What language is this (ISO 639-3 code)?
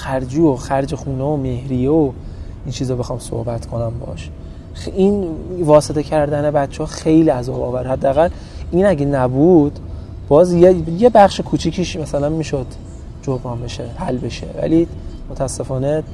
fas